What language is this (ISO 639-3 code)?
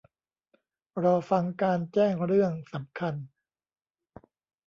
tha